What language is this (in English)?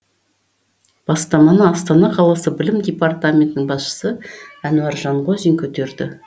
Kazakh